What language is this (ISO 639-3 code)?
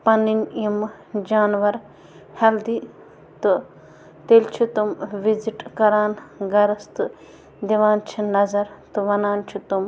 kas